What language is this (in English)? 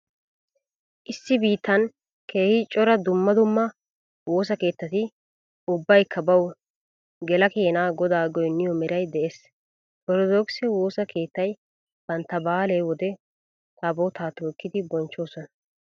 Wolaytta